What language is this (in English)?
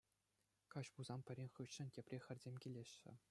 Chuvash